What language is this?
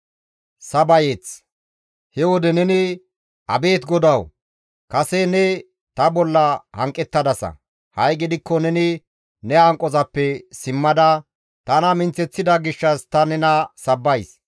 Gamo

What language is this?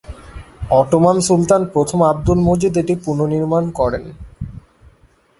Bangla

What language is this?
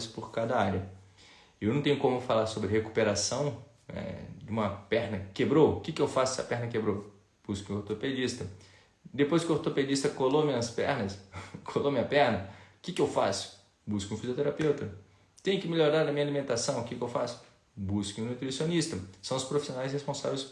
Portuguese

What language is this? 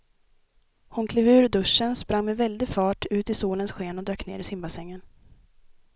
Swedish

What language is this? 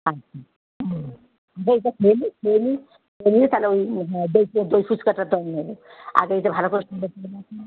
Bangla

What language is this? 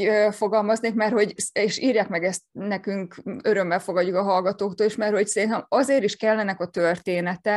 Hungarian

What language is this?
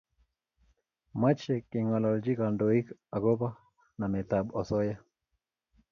Kalenjin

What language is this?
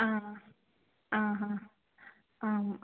Sanskrit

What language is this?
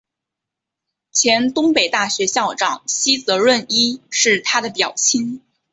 Chinese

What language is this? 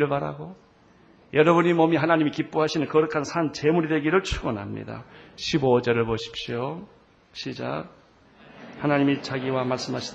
Korean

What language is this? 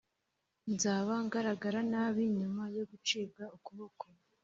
Kinyarwanda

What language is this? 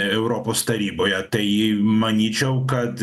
Lithuanian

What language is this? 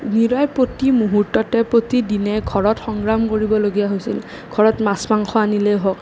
Assamese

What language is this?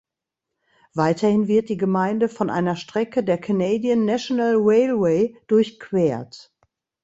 German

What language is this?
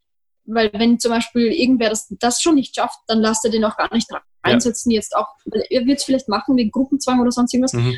German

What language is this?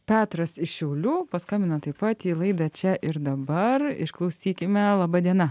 Lithuanian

